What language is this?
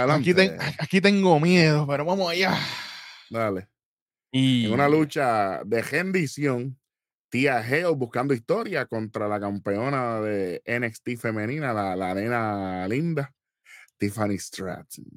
Spanish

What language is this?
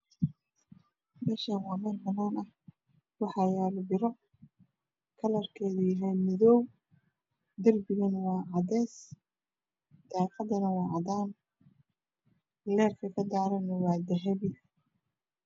Somali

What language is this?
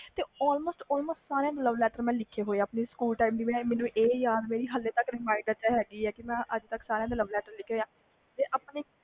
Punjabi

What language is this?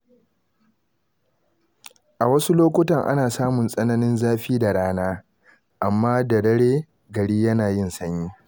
Hausa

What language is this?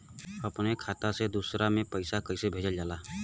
Bhojpuri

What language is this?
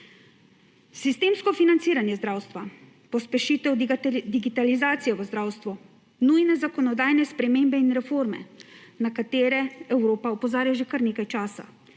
Slovenian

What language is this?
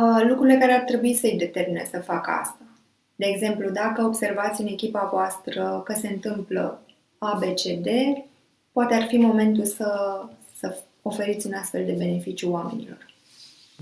Romanian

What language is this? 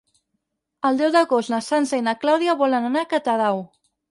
Catalan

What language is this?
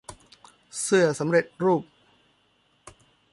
Thai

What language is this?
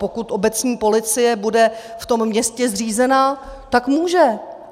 Czech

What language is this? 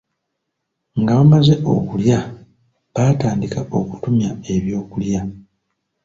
Ganda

